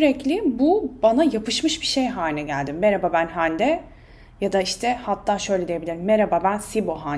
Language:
Turkish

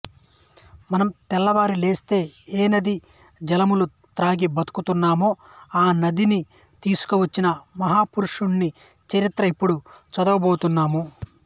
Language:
Telugu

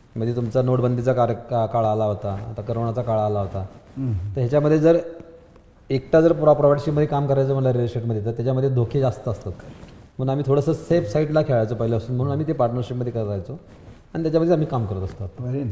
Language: Marathi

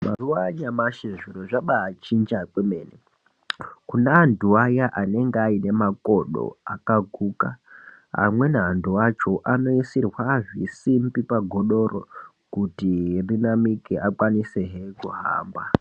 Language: Ndau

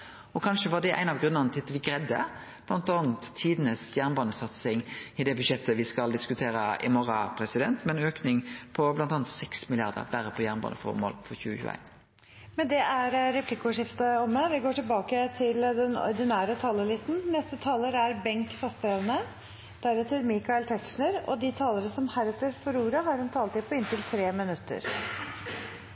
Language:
Norwegian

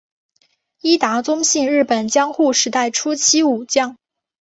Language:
Chinese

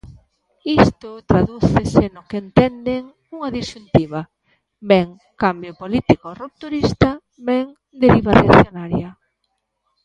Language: Galician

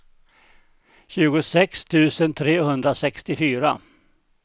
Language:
Swedish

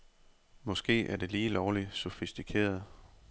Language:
Danish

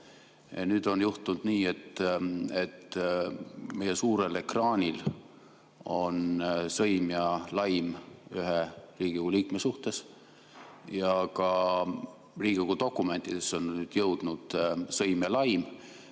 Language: Estonian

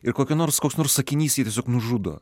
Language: Lithuanian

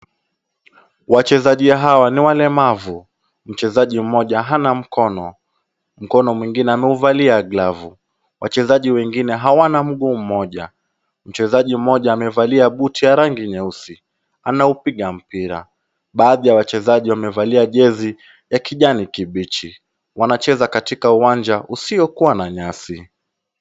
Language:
Swahili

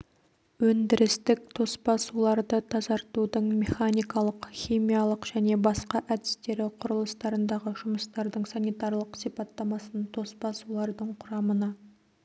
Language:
Kazakh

